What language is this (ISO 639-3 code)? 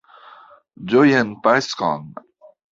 epo